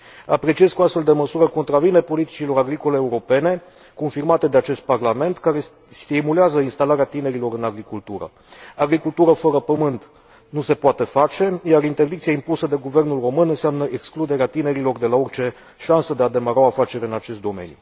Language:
Romanian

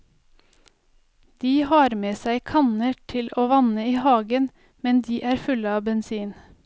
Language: Norwegian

